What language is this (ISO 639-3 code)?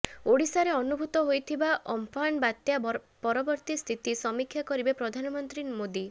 ori